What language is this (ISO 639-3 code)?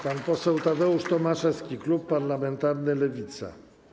pol